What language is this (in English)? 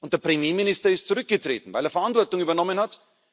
German